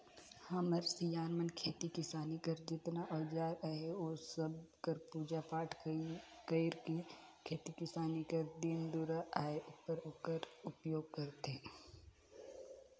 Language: Chhattisgarhi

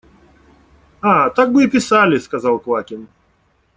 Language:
Russian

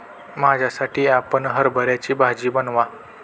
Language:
Marathi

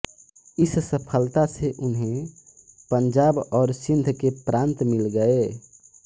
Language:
Hindi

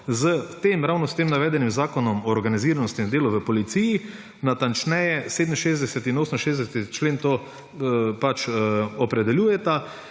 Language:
Slovenian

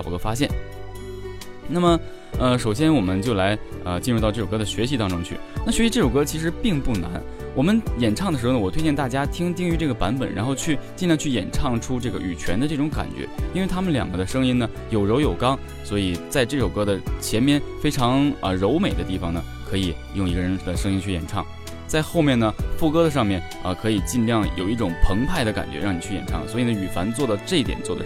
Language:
Chinese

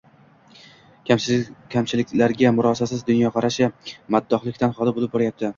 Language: Uzbek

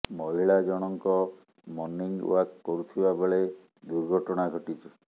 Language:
Odia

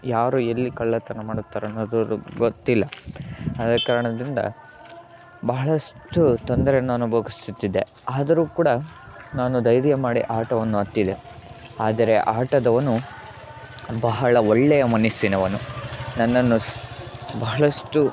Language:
Kannada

